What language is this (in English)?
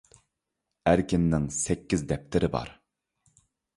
Uyghur